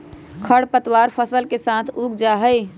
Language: Magahi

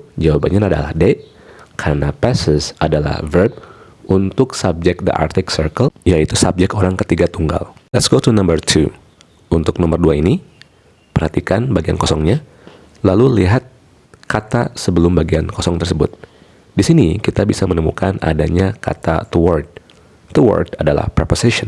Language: Indonesian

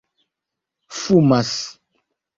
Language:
Esperanto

